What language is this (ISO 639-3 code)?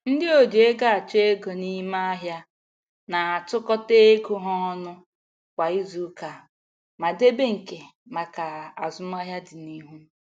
ibo